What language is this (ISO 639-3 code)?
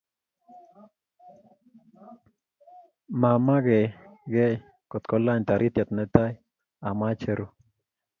kln